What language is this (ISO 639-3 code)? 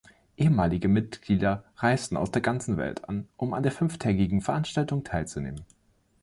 deu